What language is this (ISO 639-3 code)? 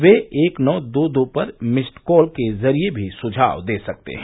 hin